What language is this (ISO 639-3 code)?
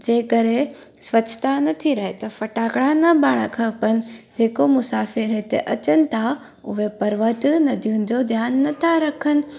snd